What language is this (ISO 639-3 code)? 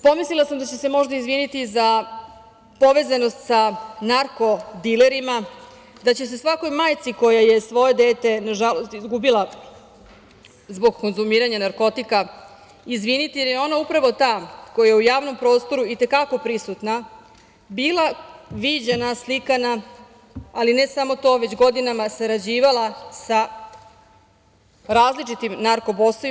srp